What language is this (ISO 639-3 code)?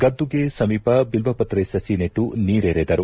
kan